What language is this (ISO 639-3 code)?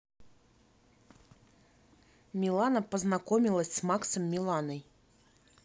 rus